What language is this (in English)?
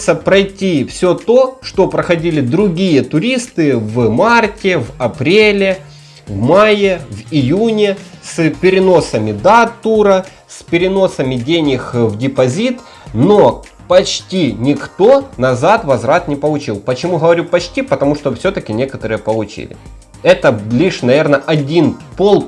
Russian